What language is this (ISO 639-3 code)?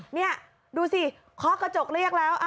tha